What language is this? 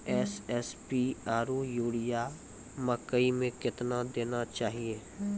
Maithili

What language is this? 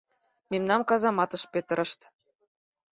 Mari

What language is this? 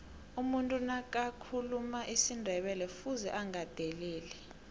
South Ndebele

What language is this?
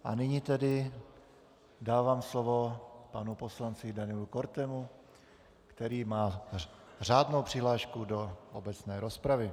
Czech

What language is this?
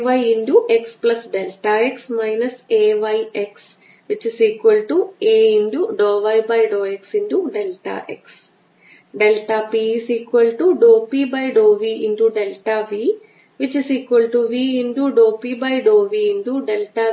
Malayalam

